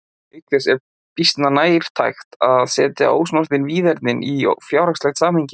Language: Icelandic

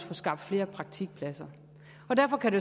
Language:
Danish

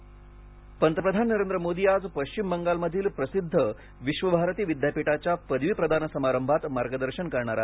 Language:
Marathi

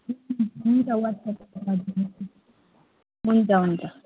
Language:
Nepali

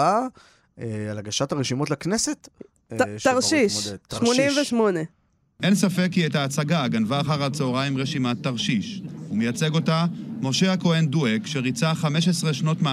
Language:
Hebrew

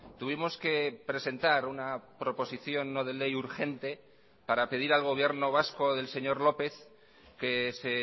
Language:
Spanish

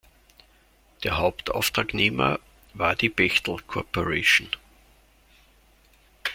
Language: German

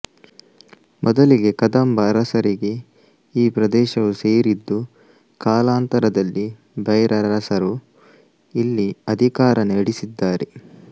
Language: Kannada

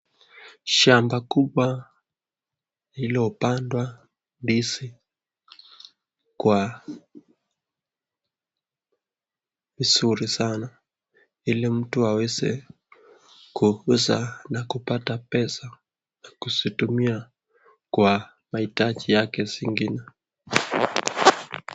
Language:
Swahili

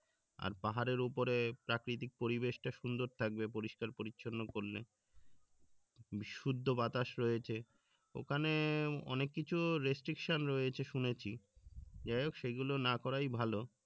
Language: Bangla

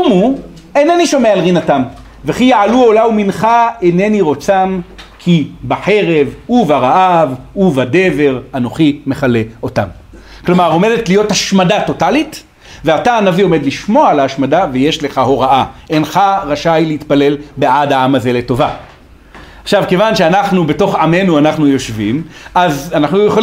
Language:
Hebrew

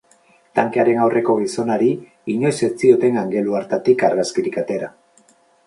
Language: Basque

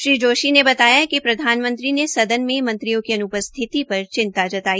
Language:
Hindi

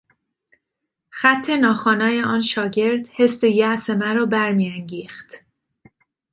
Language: Persian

